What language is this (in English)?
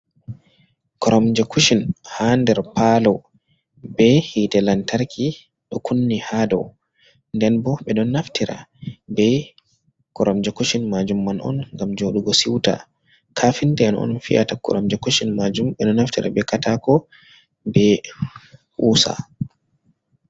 Fula